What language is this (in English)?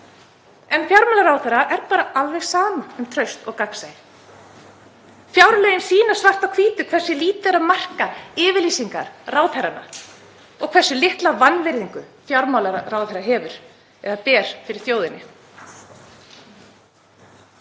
Icelandic